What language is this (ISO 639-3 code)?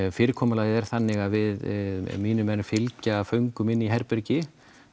isl